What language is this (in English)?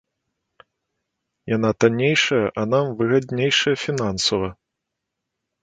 Belarusian